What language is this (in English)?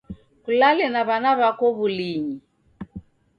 Taita